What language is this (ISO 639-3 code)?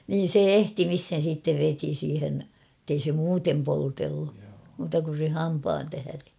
fin